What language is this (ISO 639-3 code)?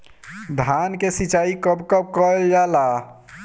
bho